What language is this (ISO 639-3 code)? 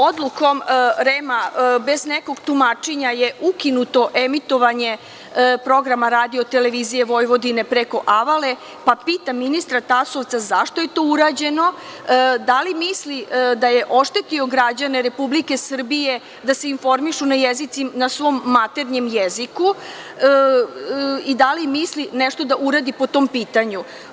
srp